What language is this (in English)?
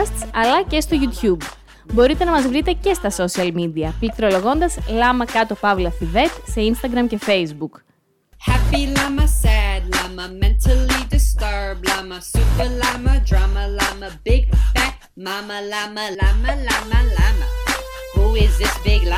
Greek